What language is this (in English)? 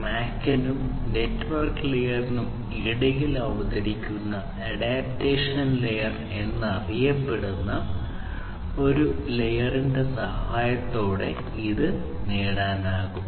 Malayalam